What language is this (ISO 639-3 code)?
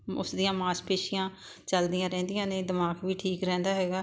pan